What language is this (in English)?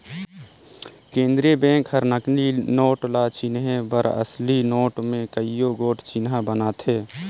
Chhattisgarhi